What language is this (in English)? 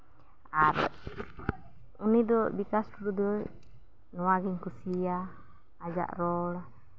Santali